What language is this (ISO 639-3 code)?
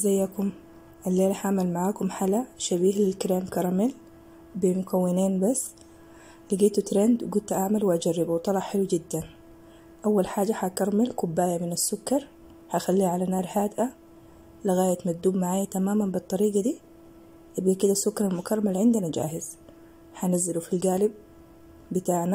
ara